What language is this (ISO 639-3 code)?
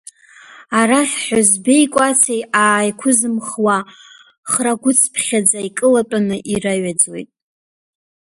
abk